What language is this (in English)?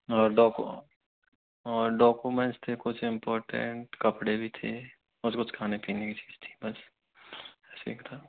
Hindi